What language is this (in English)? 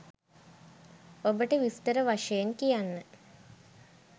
Sinhala